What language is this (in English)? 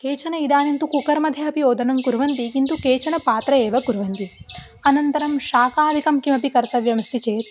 Sanskrit